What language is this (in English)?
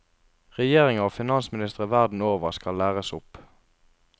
Norwegian